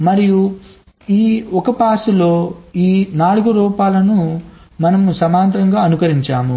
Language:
Telugu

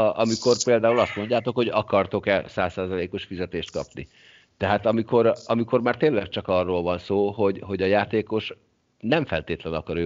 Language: Hungarian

